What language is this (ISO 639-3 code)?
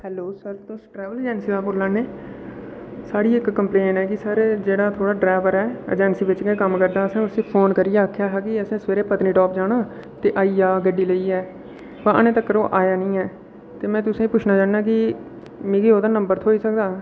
doi